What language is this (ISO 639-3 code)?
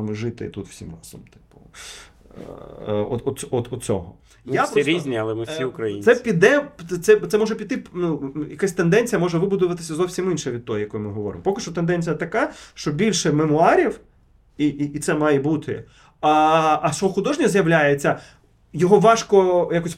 ukr